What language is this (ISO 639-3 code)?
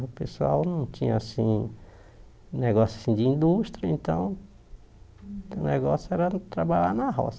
por